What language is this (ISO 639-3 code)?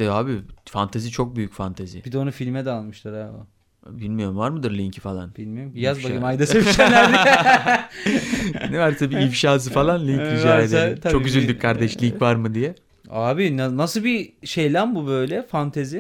tur